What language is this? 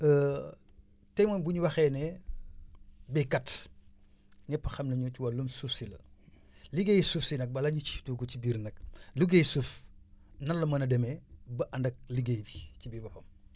Wolof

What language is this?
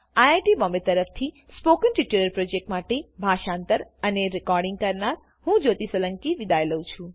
Gujarati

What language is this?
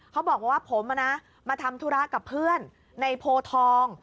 Thai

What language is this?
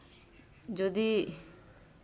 Santali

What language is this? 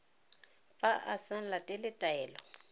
Tswana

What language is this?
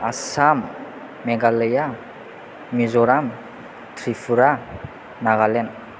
Bodo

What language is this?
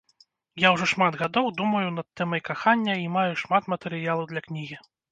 Belarusian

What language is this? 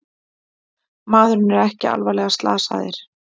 Icelandic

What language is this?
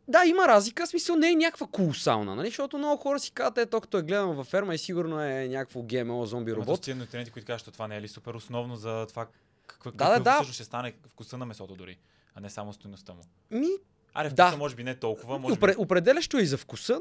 Bulgarian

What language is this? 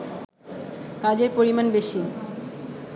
Bangla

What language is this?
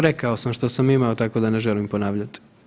Croatian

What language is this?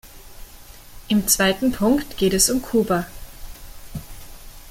German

